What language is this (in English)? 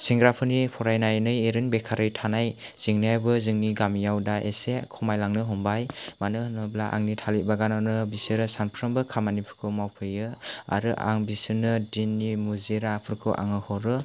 Bodo